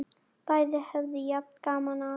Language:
Icelandic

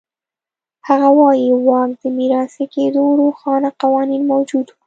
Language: Pashto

